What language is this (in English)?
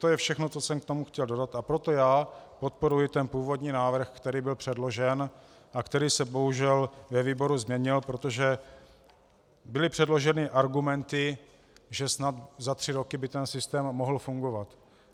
Czech